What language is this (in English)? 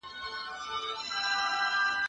Pashto